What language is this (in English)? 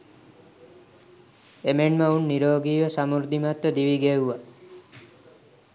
Sinhala